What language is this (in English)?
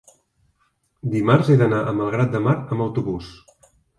Catalan